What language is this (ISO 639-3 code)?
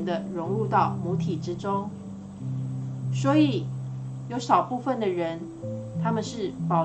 zho